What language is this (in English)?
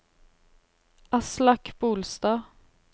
Norwegian